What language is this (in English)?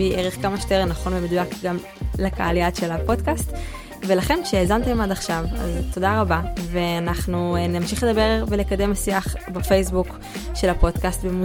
Hebrew